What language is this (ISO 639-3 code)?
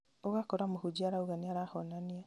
kik